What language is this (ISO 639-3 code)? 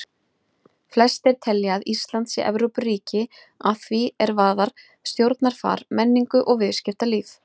isl